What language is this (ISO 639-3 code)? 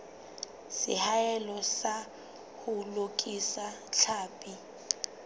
sot